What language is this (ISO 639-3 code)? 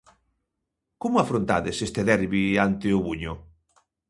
glg